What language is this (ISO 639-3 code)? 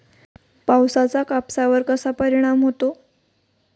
mar